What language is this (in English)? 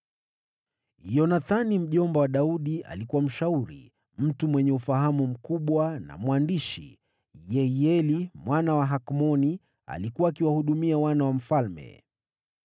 Swahili